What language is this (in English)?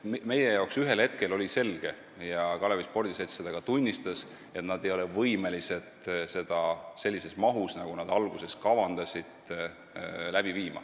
Estonian